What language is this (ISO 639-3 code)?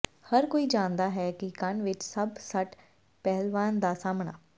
pan